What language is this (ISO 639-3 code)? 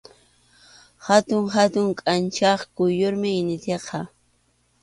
qxu